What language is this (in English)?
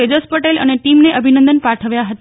Gujarati